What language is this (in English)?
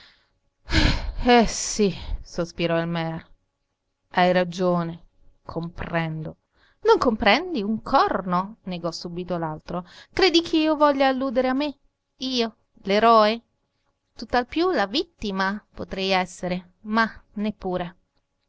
Italian